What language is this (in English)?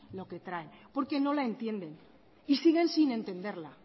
Spanish